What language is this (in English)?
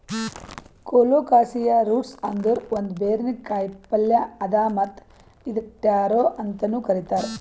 Kannada